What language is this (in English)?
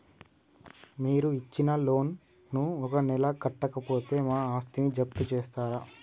Telugu